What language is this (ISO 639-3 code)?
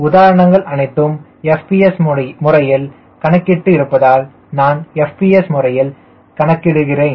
tam